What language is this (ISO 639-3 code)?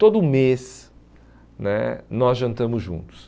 por